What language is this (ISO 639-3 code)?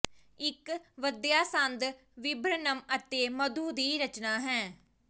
pan